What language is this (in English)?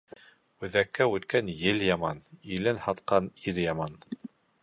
Bashkir